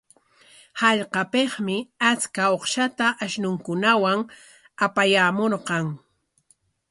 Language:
Corongo Ancash Quechua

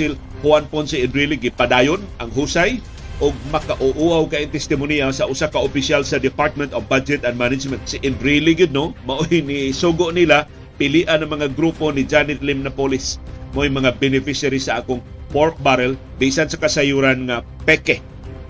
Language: Filipino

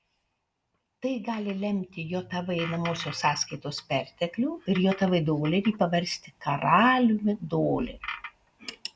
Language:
Lithuanian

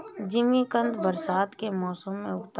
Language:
Hindi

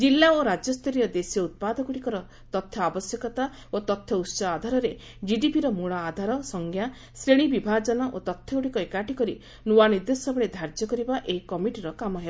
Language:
Odia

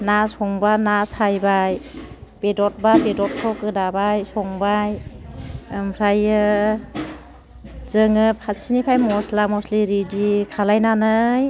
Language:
Bodo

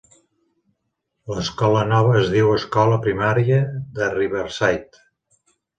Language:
Catalan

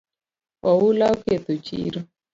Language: Luo (Kenya and Tanzania)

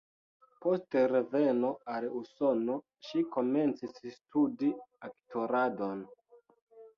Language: Esperanto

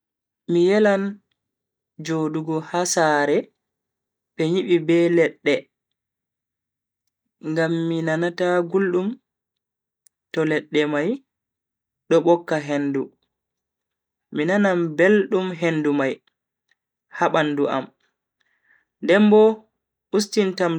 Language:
Bagirmi Fulfulde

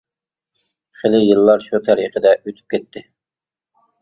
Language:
Uyghur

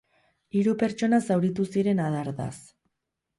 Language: Basque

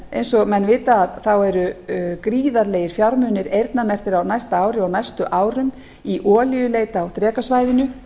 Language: Icelandic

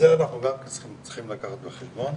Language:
Hebrew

